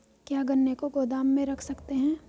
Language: Hindi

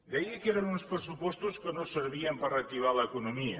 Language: Catalan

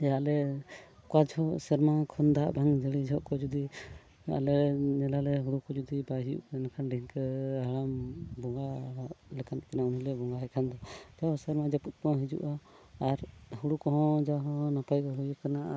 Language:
Santali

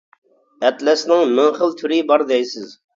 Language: Uyghur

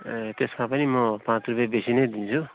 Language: Nepali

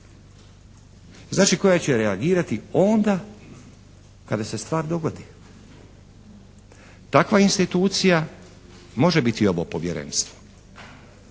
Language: Croatian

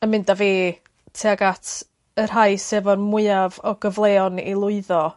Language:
Welsh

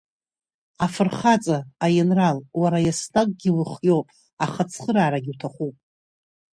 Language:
Abkhazian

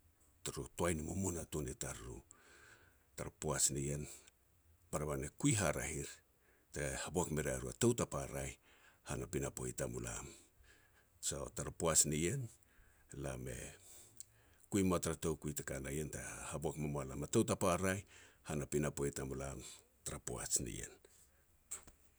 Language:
Petats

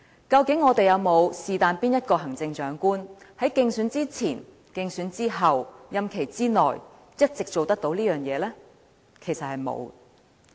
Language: Cantonese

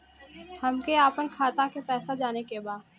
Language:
Bhojpuri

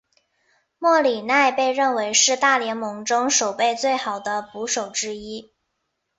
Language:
Chinese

